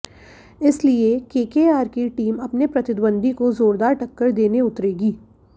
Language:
Hindi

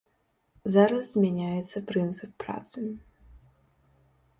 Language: Belarusian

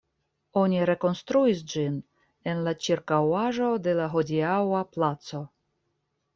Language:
Esperanto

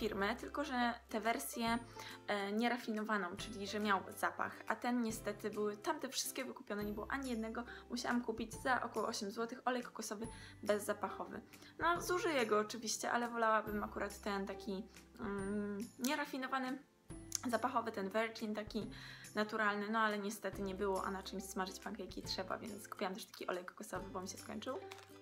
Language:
Polish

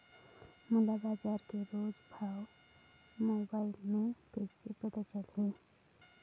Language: Chhattisgarhi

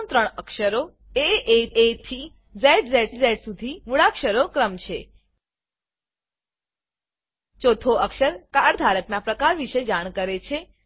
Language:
Gujarati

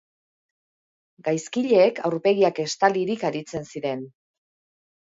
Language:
Basque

